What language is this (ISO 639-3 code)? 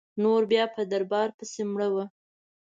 pus